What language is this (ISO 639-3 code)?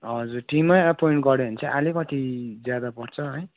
nep